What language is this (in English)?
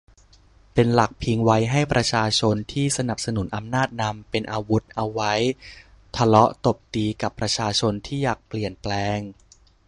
Thai